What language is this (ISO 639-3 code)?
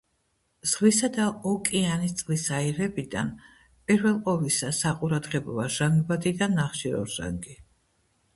kat